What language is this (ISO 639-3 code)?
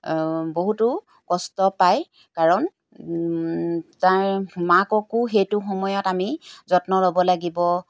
asm